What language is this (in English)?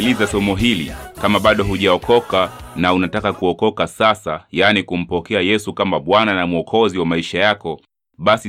Swahili